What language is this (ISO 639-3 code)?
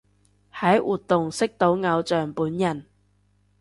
yue